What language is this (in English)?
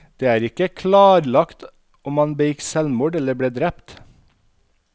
Norwegian